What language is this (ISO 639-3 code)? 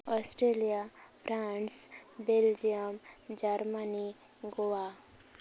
sat